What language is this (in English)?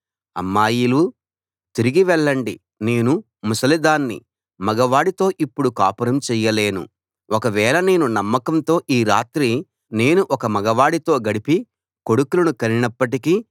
Telugu